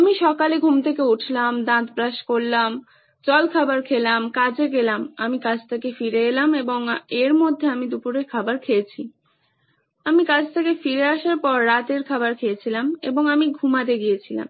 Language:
Bangla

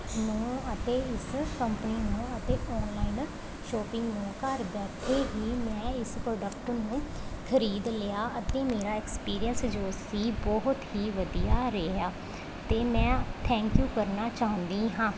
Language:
Punjabi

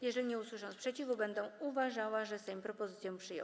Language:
Polish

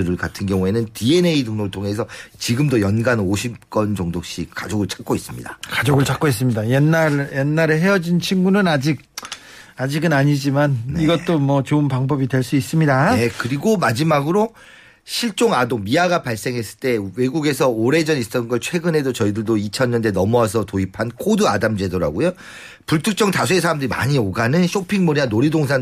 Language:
Korean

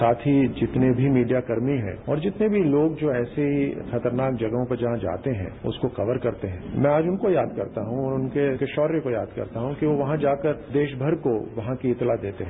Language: Hindi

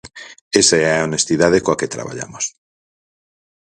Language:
Galician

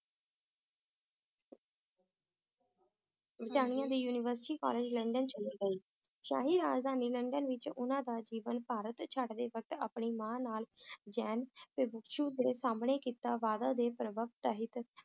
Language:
Punjabi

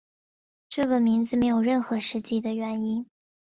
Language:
Chinese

